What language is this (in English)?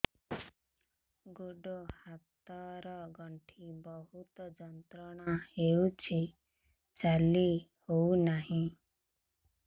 Odia